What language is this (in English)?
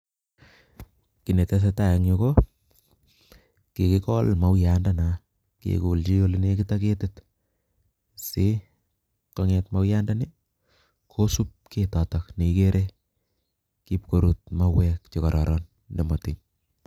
Kalenjin